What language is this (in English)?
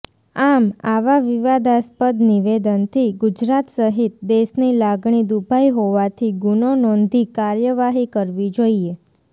Gujarati